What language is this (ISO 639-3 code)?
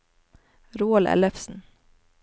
nor